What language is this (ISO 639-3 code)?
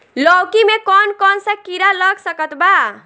bho